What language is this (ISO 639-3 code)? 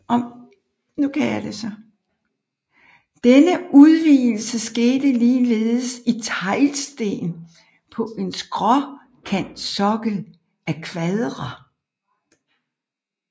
dan